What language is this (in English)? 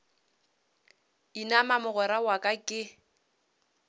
Northern Sotho